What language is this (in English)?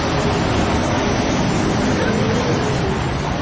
Thai